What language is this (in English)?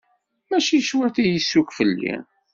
Kabyle